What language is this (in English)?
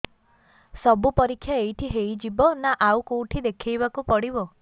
Odia